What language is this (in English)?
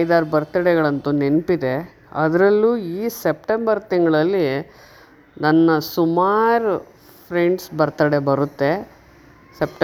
Kannada